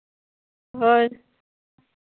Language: Santali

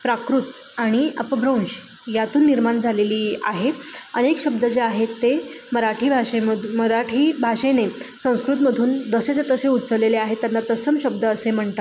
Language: Marathi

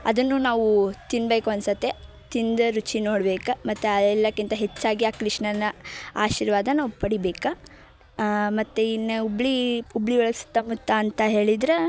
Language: Kannada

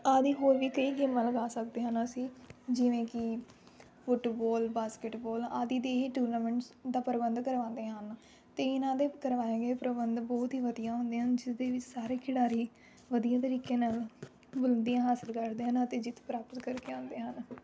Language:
Punjabi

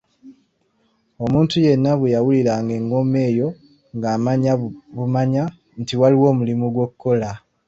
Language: Ganda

